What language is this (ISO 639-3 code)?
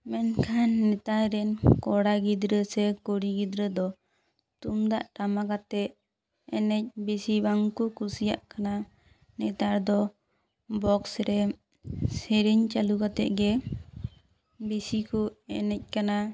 sat